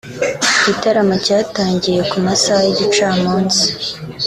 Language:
Kinyarwanda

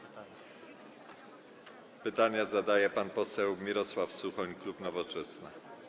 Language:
Polish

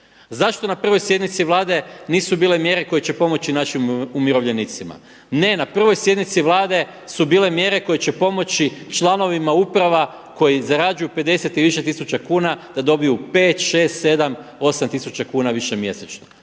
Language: Croatian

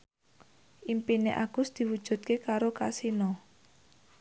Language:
Javanese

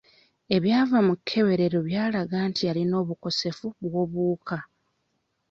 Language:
Ganda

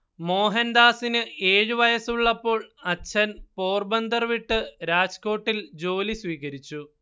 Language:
Malayalam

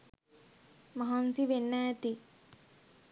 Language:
Sinhala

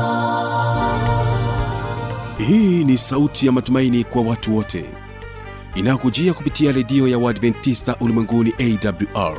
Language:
Swahili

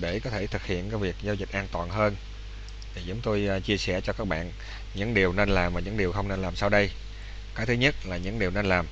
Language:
Vietnamese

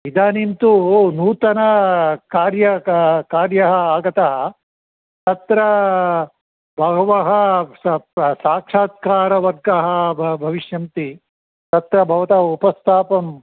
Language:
Sanskrit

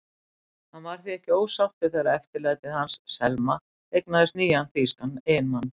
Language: Icelandic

